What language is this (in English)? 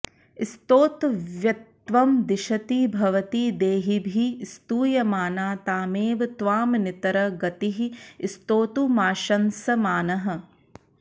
Sanskrit